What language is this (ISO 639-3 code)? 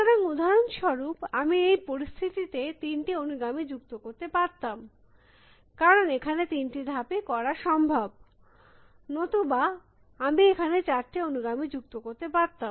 ben